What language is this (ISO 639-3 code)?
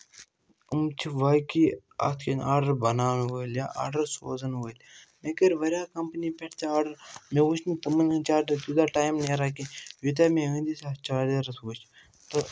kas